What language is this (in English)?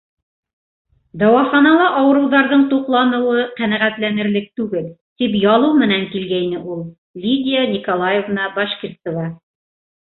Bashkir